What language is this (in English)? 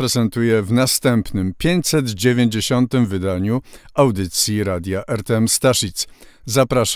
Polish